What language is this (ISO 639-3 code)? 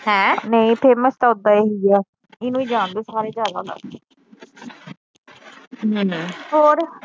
pan